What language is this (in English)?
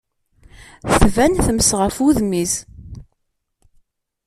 Kabyle